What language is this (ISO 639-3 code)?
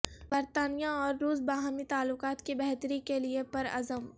urd